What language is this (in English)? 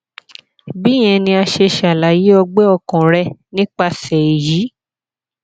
Yoruba